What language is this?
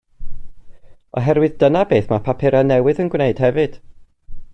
Welsh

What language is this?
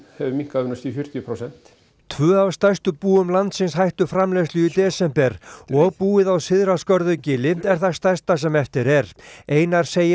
Icelandic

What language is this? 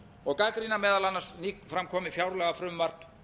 Icelandic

